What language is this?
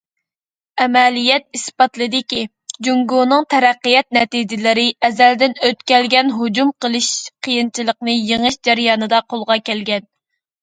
Uyghur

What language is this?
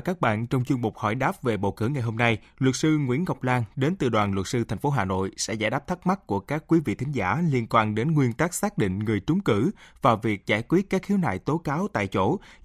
Vietnamese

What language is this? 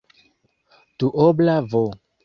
Esperanto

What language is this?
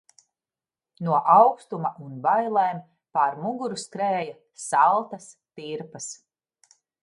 Latvian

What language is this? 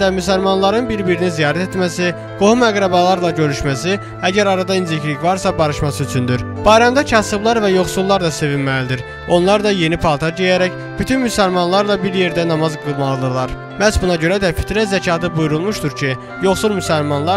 Turkish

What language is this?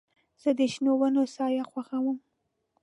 Pashto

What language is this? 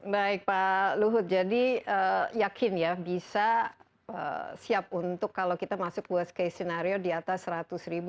Indonesian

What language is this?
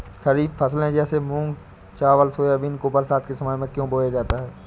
Hindi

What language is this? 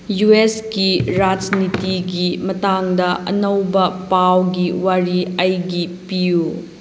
Manipuri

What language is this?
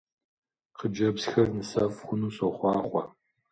Kabardian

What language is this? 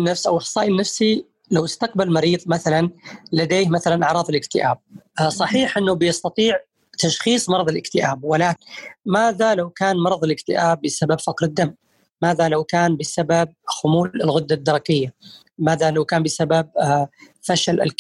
Arabic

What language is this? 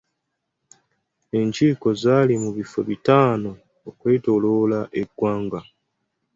Ganda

